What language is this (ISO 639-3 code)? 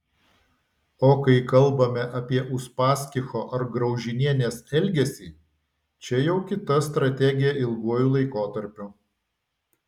lit